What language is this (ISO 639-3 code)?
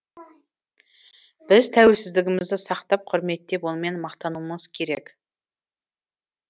kaz